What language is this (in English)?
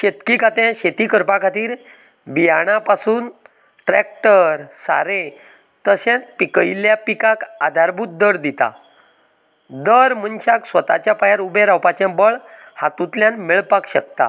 Konkani